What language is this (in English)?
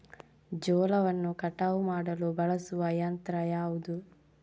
Kannada